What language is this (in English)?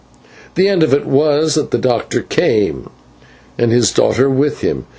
English